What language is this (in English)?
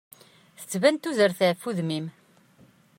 Kabyle